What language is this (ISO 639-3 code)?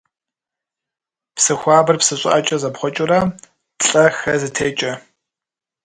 kbd